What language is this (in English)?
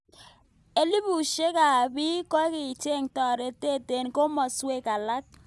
Kalenjin